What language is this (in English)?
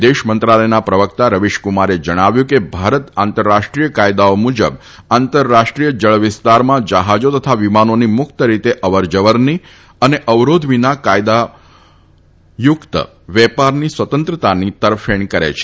Gujarati